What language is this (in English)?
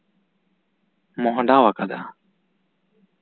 Santali